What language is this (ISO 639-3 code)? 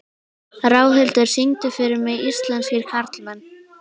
isl